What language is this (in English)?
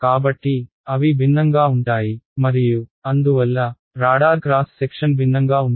Telugu